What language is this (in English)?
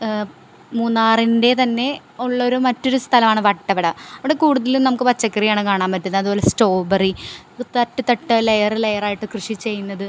Malayalam